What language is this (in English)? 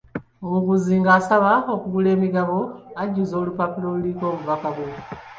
Ganda